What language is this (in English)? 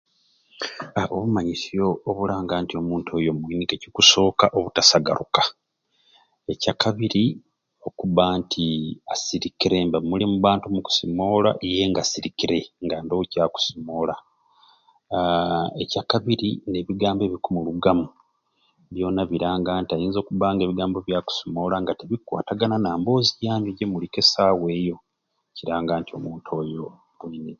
Ruuli